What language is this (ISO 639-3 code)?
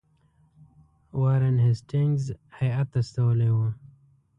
pus